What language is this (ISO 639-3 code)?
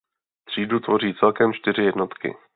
ces